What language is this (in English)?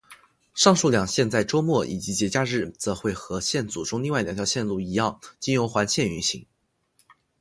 Chinese